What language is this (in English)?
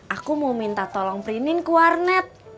Indonesian